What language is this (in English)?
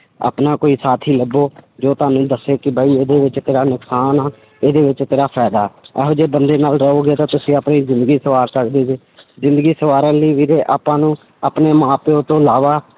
Punjabi